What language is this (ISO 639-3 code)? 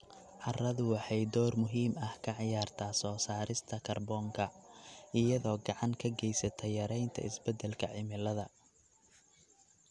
som